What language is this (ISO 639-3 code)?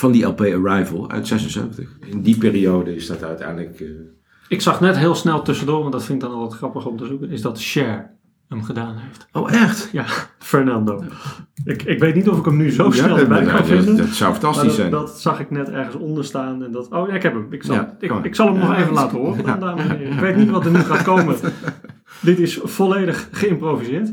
nld